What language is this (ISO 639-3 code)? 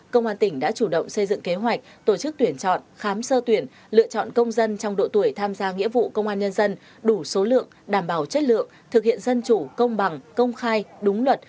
vie